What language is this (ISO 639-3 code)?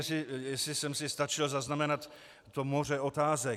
ces